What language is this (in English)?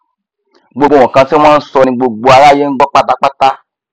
Yoruba